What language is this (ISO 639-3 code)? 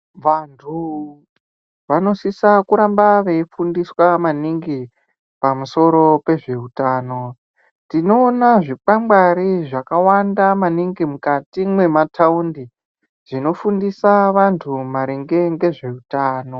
ndc